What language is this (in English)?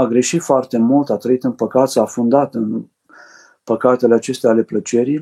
Romanian